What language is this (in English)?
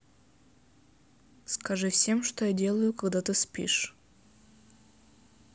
Russian